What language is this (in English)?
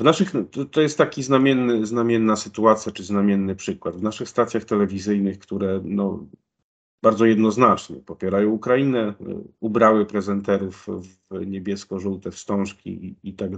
Polish